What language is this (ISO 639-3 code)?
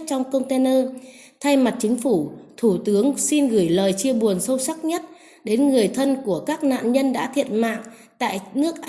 vie